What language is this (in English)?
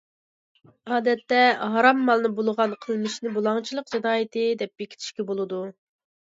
Uyghur